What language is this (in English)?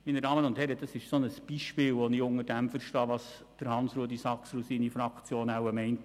Swiss German